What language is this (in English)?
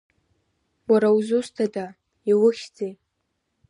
Abkhazian